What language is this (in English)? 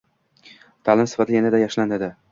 Uzbek